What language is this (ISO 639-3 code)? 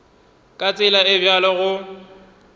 nso